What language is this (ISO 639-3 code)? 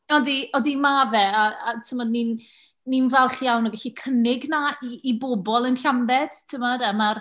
cym